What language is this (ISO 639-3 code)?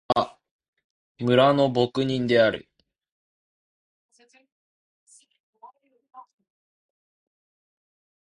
jpn